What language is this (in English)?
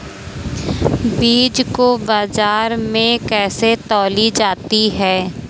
Hindi